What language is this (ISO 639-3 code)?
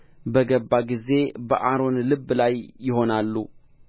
amh